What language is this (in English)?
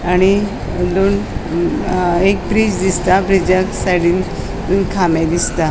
Konkani